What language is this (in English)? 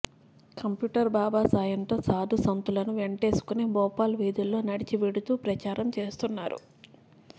Telugu